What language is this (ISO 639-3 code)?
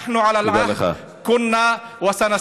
heb